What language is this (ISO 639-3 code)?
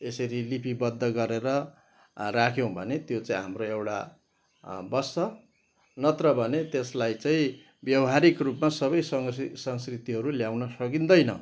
nep